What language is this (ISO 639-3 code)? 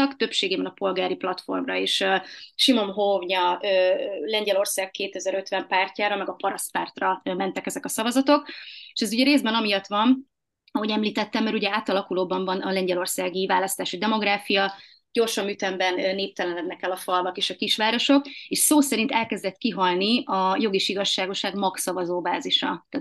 hun